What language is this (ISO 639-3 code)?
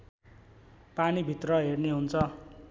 nep